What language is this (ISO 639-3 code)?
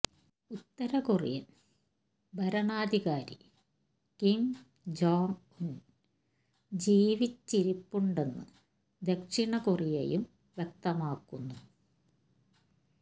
mal